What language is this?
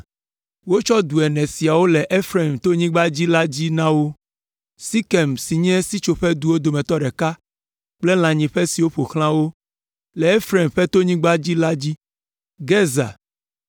Ewe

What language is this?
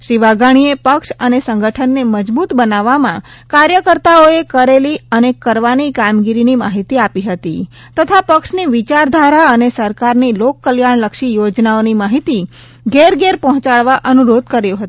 Gujarati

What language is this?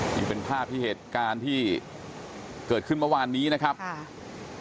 Thai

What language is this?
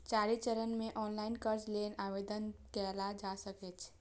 Maithili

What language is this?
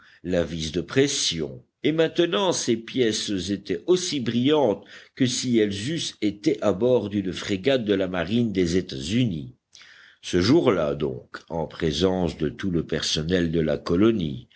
French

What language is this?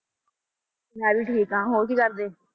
Punjabi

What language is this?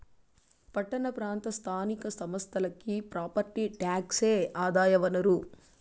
Telugu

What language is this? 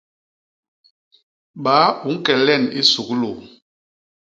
Basaa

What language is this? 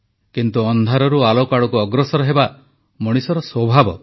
Odia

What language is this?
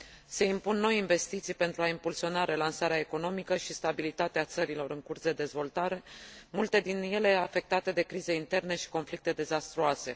Romanian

